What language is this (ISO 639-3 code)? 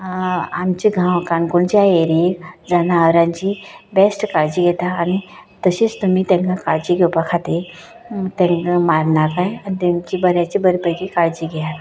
kok